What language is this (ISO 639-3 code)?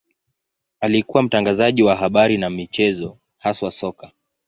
swa